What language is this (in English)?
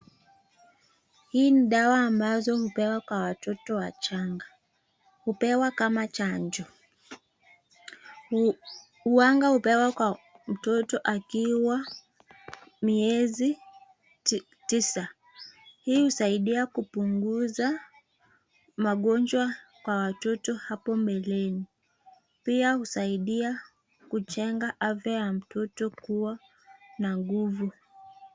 Swahili